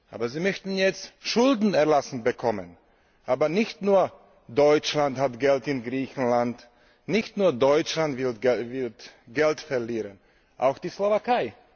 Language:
German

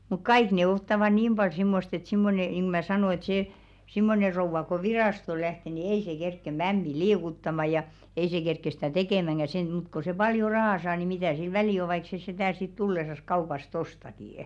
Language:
Finnish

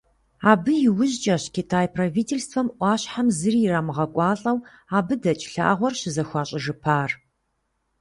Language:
Kabardian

